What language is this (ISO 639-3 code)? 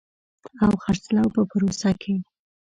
pus